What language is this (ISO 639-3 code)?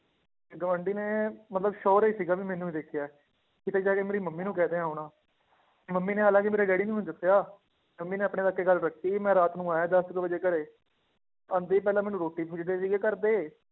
pan